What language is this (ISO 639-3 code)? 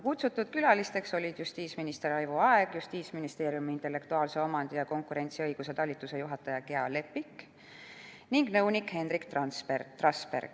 est